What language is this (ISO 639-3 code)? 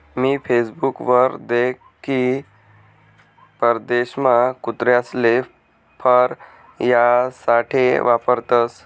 mar